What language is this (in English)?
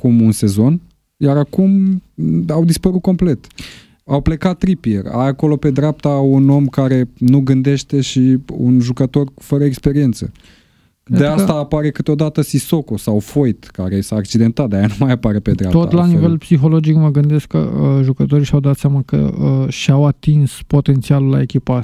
Romanian